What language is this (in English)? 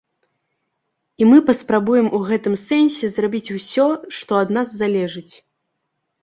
Belarusian